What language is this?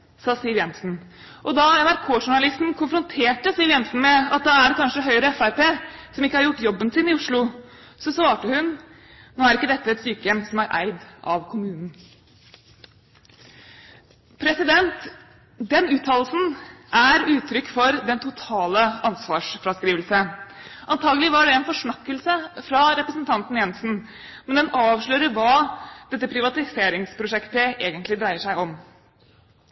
Norwegian Bokmål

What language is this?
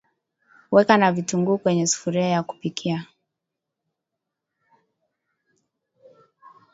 Swahili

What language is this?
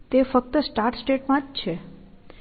Gujarati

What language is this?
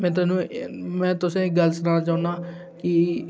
Dogri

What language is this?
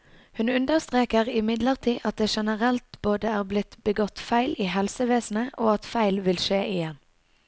Norwegian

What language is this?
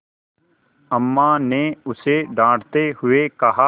Hindi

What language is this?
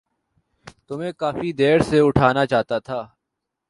Urdu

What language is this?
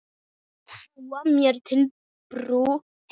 Icelandic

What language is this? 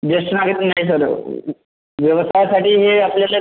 Marathi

